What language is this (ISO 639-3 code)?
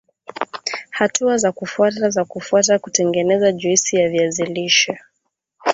swa